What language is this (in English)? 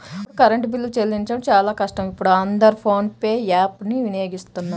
Telugu